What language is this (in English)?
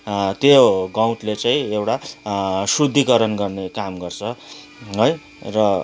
Nepali